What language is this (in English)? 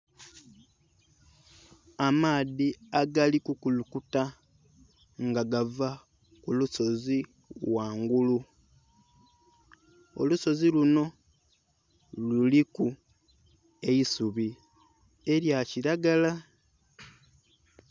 Soga